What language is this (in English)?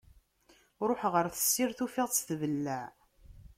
Kabyle